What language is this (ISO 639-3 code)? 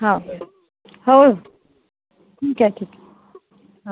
mar